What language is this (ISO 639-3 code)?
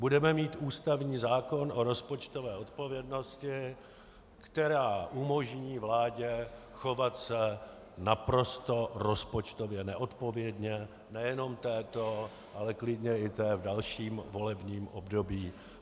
ces